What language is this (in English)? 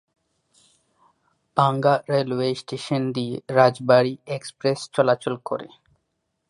Bangla